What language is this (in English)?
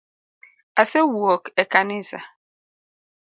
Luo (Kenya and Tanzania)